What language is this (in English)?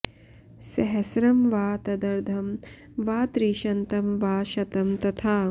Sanskrit